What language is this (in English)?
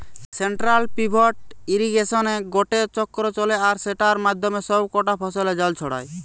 Bangla